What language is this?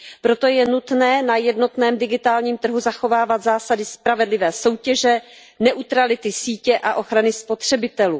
Czech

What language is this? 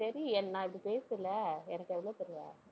Tamil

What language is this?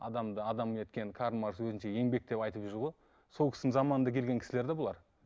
Kazakh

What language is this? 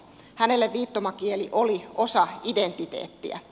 Finnish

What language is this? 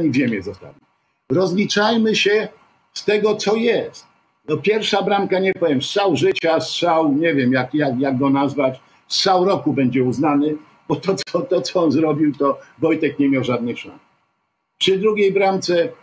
Polish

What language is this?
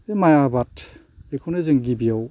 Bodo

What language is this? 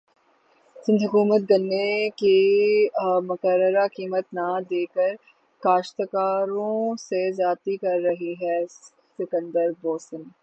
Urdu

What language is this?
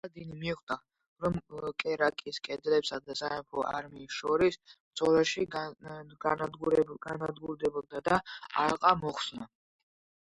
Georgian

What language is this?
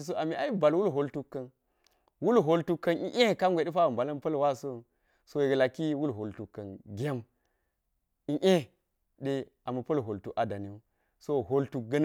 Geji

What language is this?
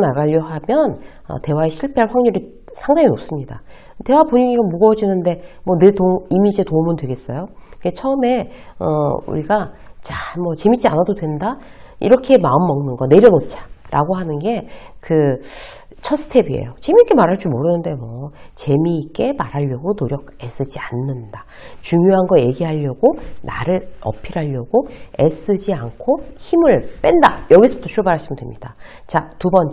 Korean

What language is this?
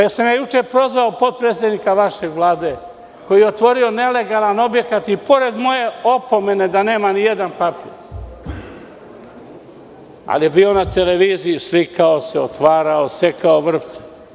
Serbian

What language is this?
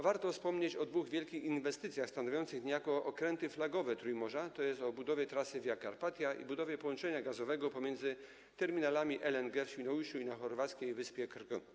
Polish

